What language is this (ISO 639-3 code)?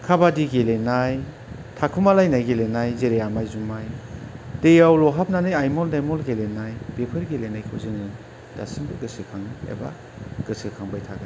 brx